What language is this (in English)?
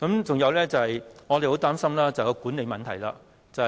Cantonese